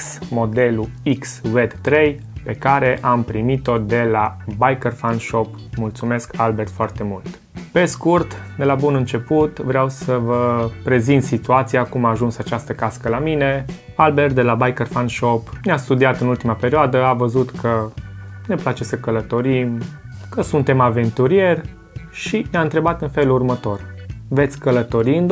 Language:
Romanian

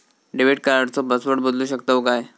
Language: Marathi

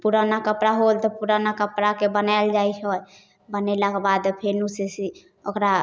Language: Maithili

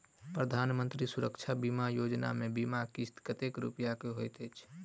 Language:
Maithili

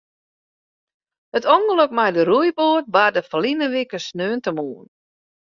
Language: Western Frisian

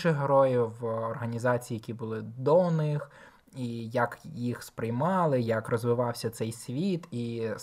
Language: Ukrainian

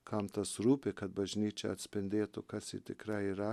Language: Lithuanian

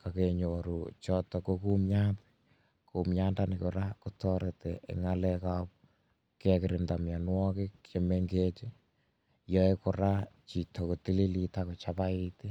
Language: Kalenjin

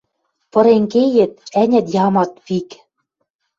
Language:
Western Mari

